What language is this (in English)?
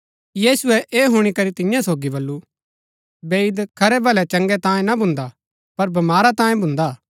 Gaddi